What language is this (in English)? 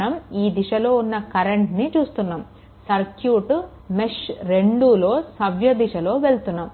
Telugu